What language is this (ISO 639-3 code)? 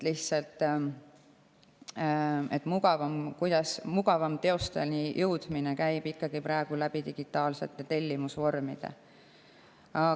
est